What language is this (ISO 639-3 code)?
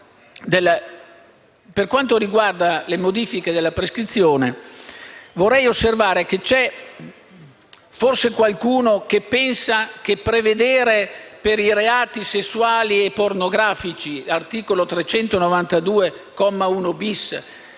ita